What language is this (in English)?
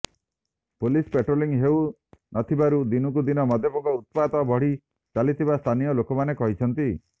Odia